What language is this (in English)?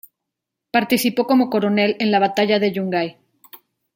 Spanish